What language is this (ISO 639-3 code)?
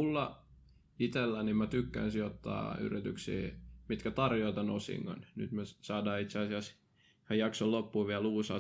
fin